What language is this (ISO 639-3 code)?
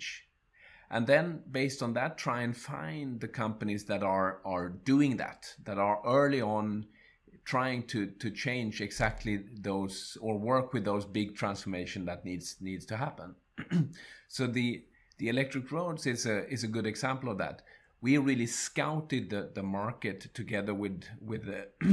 eng